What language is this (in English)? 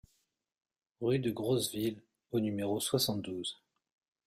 French